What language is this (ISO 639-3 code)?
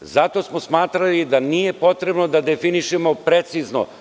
srp